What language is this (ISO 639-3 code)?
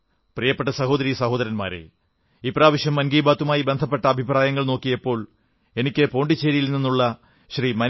mal